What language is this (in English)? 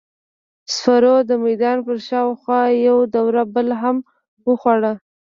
Pashto